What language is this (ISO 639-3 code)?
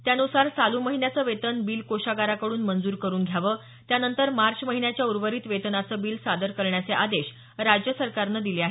mar